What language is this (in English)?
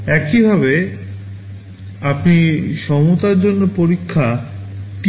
Bangla